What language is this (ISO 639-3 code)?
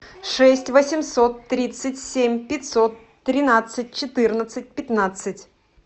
rus